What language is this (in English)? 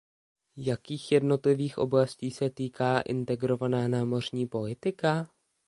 Czech